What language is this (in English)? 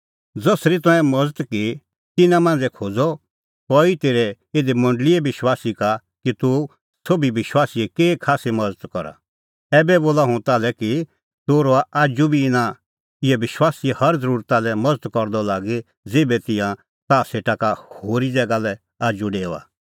Kullu Pahari